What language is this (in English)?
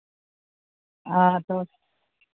Santali